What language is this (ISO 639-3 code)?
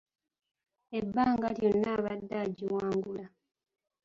lug